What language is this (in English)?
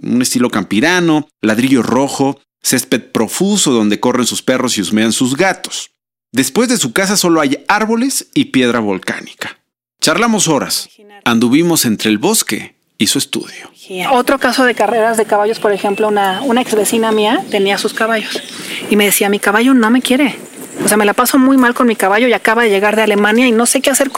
Spanish